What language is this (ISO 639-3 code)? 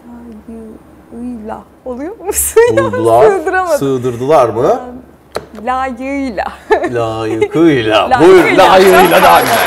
tur